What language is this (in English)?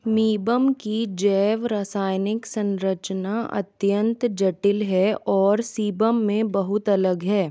Hindi